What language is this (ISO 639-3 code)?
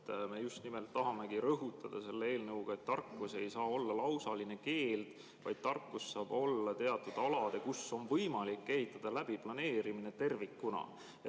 est